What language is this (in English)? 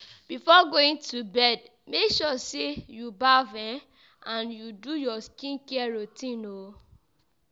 Nigerian Pidgin